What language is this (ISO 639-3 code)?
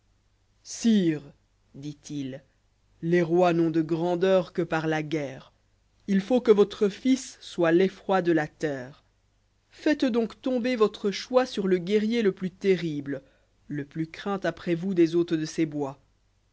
fra